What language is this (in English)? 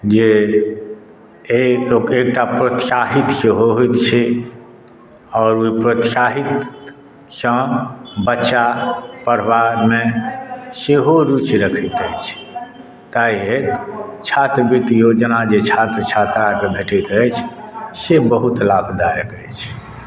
Maithili